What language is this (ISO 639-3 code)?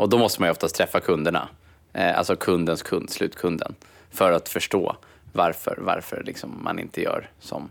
swe